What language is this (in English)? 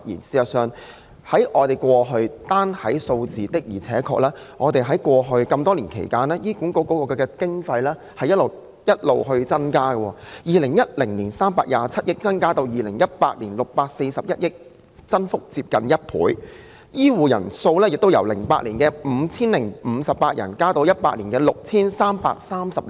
Cantonese